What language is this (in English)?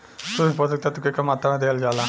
Bhojpuri